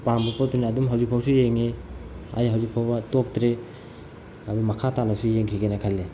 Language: Manipuri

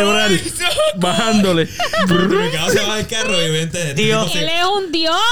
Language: Spanish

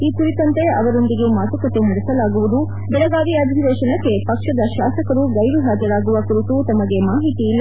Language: Kannada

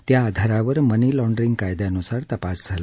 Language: Marathi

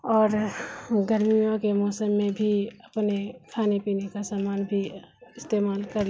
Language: Urdu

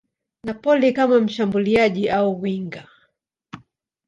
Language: Swahili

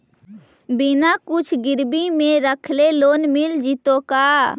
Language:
Magahi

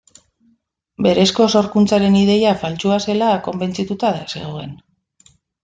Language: Basque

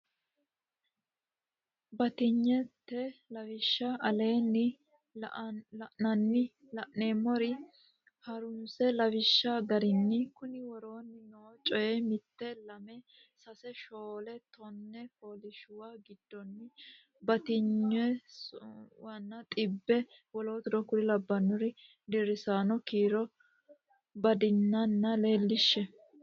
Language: Sidamo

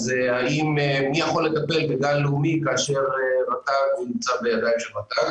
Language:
Hebrew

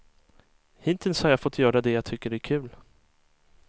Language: Swedish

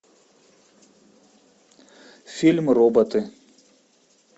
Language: Russian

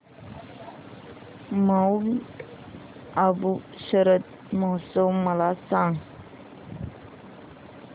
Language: Marathi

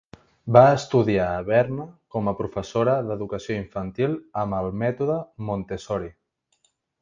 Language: Catalan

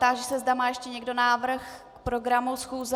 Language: Czech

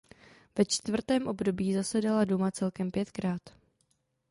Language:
Czech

